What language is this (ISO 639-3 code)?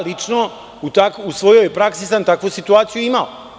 srp